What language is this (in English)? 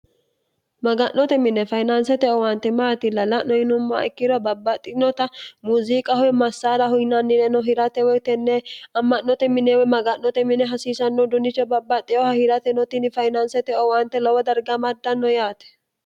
Sidamo